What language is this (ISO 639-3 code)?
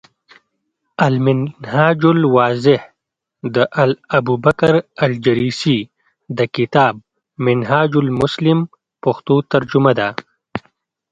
pus